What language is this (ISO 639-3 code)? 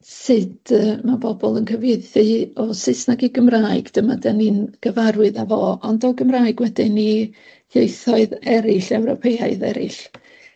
cym